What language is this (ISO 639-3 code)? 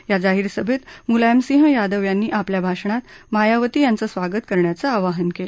mar